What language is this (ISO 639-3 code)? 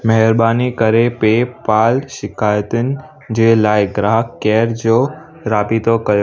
snd